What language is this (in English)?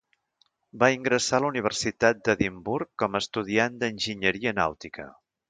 Catalan